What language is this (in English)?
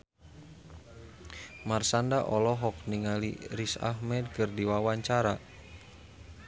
Sundanese